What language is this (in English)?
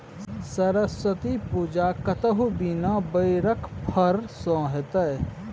Maithili